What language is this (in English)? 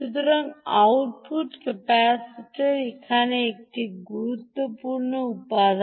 Bangla